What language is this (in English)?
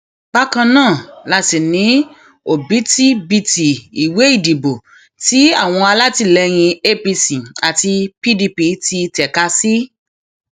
Yoruba